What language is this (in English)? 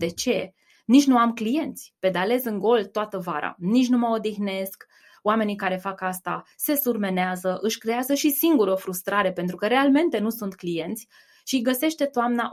Romanian